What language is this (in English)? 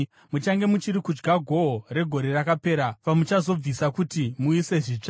Shona